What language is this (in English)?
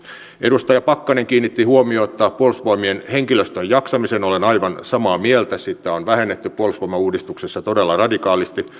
Finnish